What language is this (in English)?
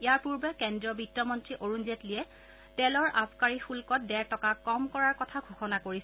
Assamese